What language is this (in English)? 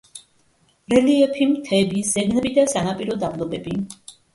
Georgian